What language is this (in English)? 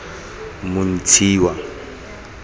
Tswana